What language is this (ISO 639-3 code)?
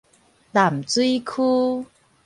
nan